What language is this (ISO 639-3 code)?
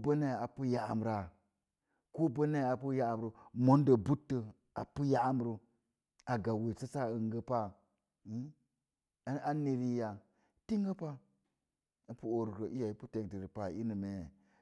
ver